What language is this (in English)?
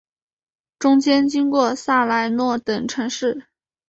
Chinese